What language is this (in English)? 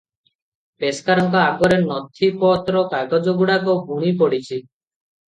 Odia